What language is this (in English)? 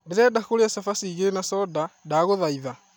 Kikuyu